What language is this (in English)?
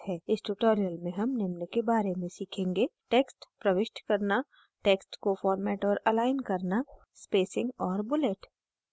Hindi